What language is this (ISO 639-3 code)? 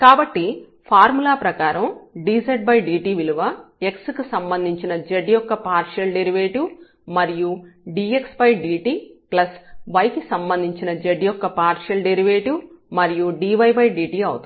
tel